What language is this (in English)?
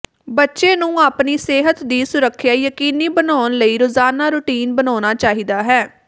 Punjabi